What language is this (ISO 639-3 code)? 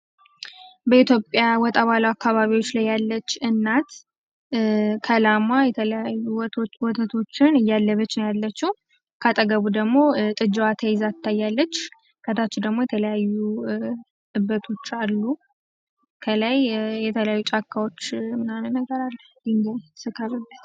amh